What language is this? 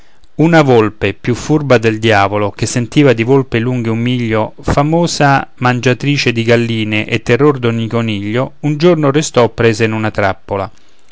Italian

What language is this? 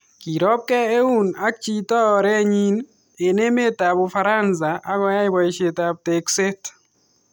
Kalenjin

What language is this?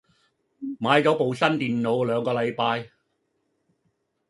Cantonese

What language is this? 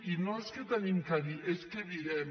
Catalan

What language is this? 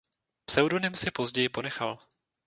Czech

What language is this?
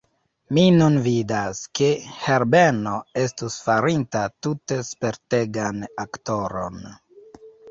Esperanto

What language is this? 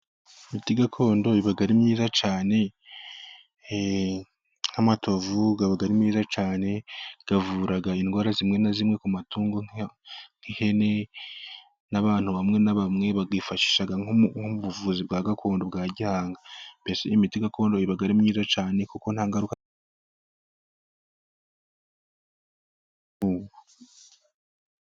Kinyarwanda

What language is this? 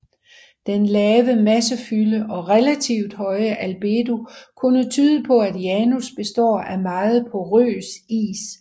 Danish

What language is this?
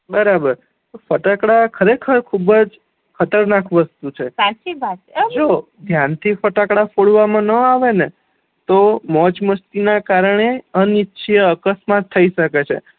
Gujarati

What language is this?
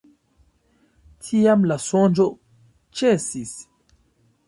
Esperanto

